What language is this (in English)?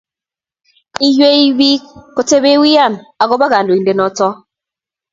Kalenjin